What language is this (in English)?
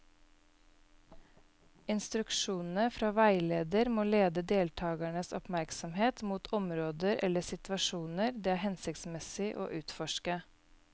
Norwegian